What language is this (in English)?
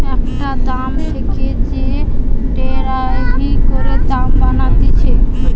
Bangla